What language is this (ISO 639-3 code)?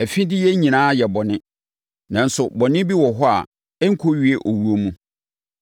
aka